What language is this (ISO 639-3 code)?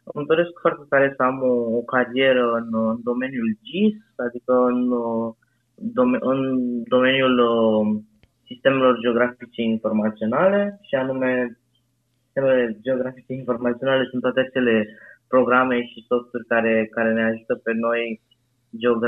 ron